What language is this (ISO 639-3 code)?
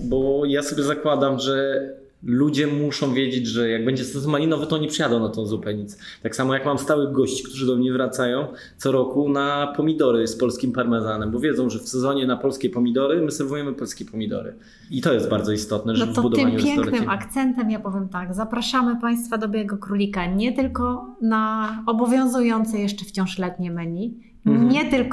pol